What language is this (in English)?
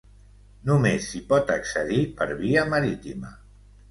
Catalan